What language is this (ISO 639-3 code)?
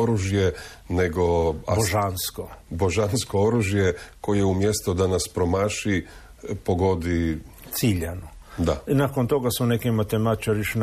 hrv